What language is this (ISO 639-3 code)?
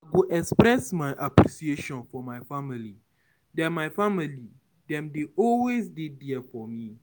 pcm